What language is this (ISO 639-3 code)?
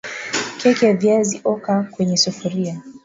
swa